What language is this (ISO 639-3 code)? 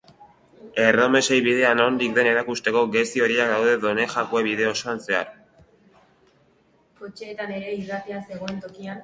eus